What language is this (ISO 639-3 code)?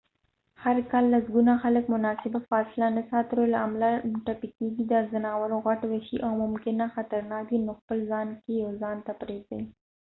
pus